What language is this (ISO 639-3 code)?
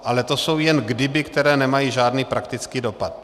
ces